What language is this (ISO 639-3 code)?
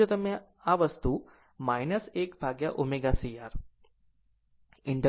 guj